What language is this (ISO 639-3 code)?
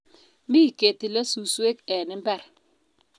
kln